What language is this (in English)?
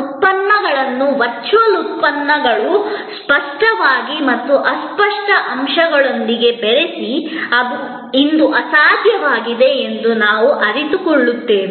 Kannada